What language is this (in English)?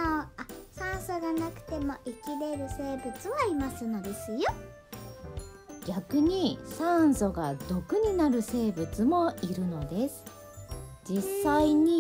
Japanese